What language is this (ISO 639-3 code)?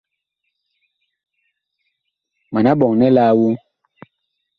bkh